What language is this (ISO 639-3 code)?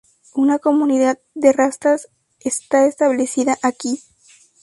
spa